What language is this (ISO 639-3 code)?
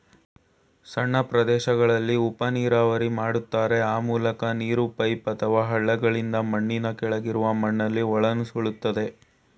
kan